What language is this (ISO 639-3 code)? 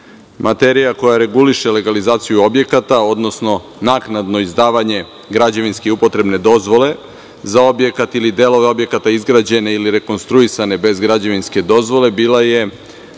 srp